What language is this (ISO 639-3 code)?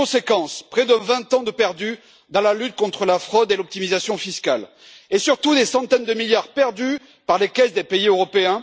fra